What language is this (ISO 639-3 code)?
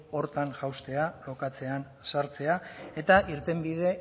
eus